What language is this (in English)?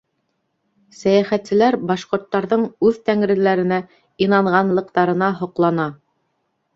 Bashkir